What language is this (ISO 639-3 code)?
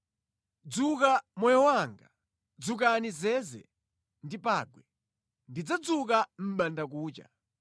nya